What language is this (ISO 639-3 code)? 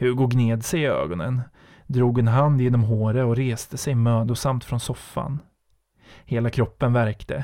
swe